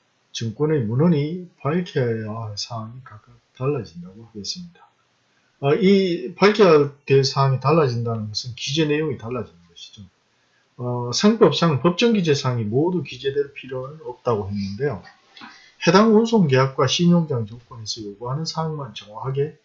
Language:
Korean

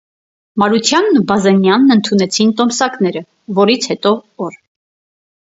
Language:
Armenian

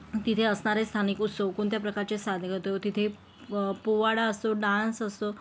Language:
Marathi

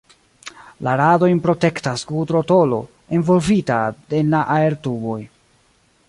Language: Esperanto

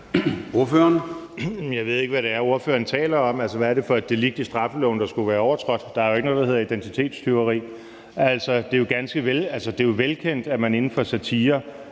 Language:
Danish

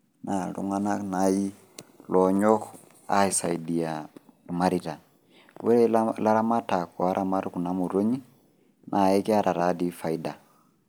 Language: Masai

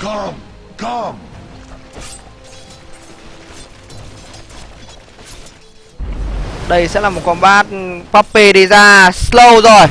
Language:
Vietnamese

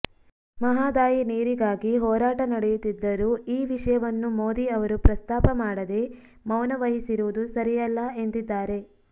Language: Kannada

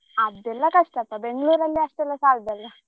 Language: Kannada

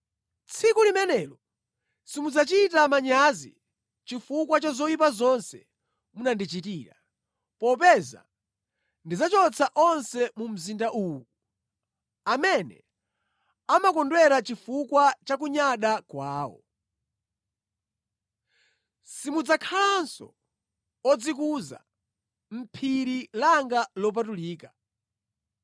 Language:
Nyanja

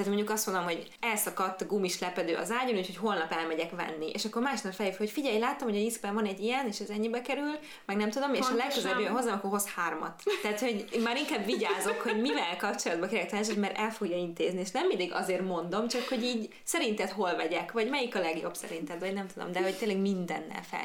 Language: Hungarian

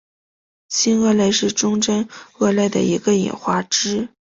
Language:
Chinese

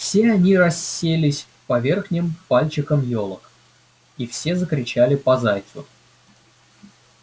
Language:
Russian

